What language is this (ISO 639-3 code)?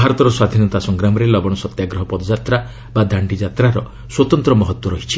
ori